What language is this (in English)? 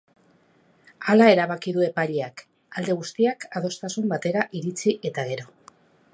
Basque